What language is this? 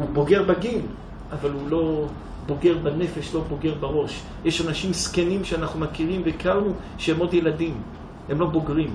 Hebrew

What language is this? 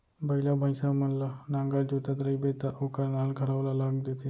Chhattisgarhi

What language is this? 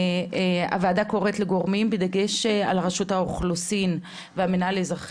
Hebrew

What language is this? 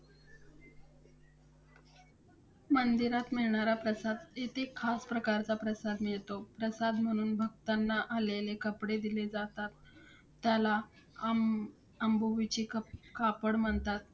Marathi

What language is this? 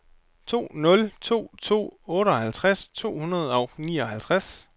Danish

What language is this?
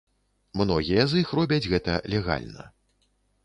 Belarusian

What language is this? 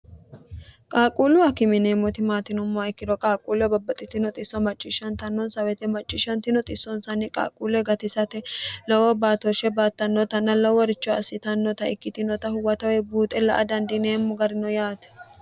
Sidamo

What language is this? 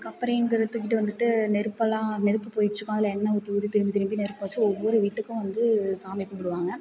Tamil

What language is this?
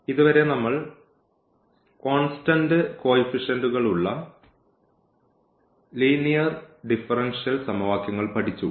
Malayalam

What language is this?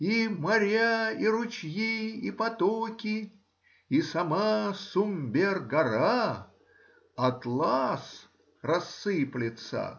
Russian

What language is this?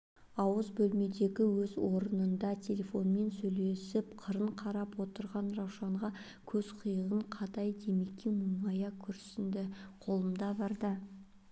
Kazakh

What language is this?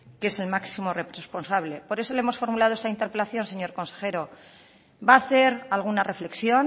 Spanish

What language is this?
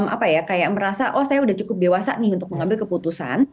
Indonesian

